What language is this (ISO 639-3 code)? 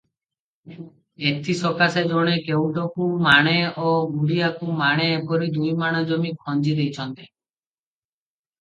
ori